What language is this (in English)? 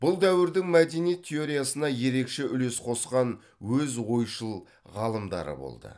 Kazakh